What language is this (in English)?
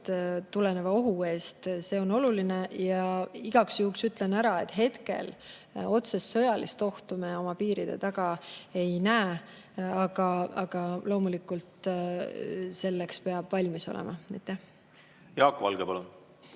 Estonian